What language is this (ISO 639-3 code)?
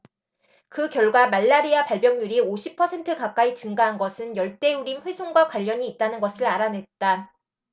kor